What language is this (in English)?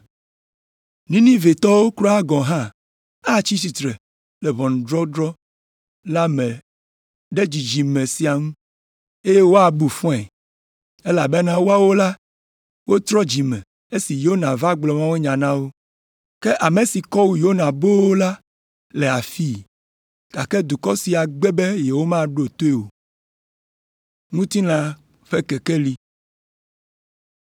Ewe